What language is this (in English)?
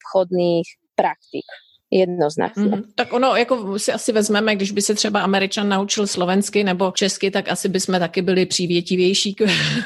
Czech